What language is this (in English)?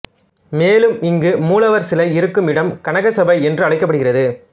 Tamil